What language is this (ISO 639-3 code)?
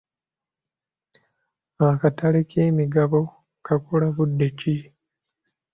lug